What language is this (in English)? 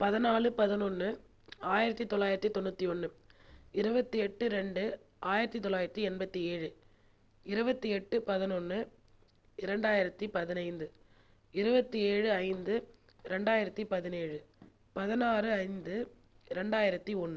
Tamil